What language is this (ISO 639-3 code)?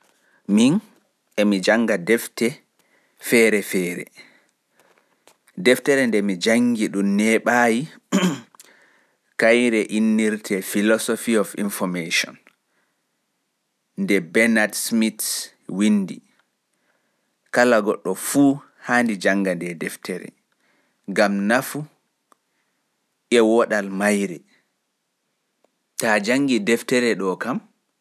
fuf